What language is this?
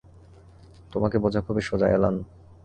Bangla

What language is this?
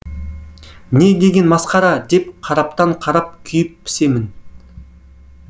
Kazakh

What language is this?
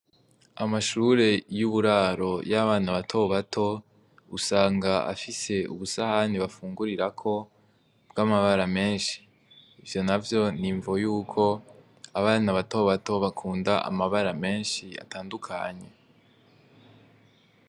Rundi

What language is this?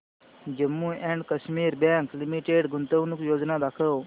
Marathi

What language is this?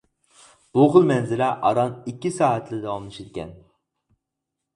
Uyghur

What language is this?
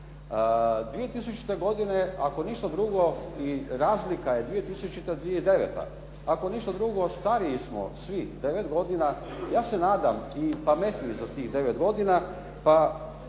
Croatian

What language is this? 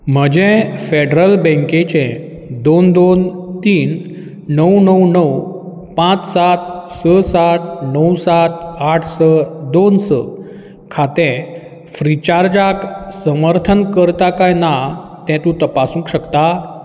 Konkani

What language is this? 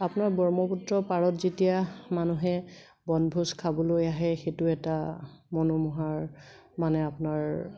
Assamese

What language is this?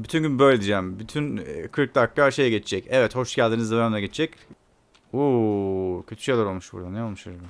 Turkish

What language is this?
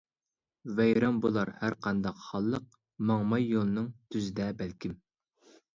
Uyghur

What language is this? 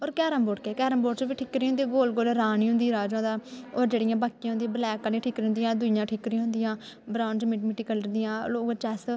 Dogri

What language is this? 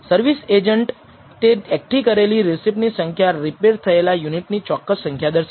Gujarati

